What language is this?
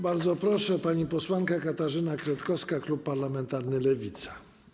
Polish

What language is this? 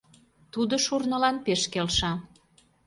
Mari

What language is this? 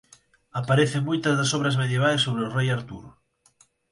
Galician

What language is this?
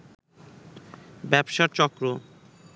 Bangla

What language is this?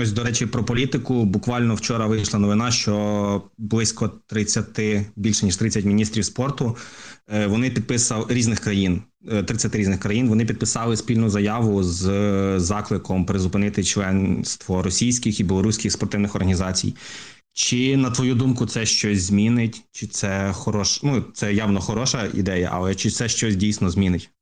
Ukrainian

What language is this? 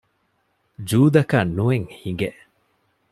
Divehi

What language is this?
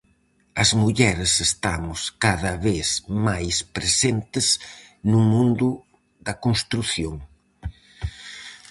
Galician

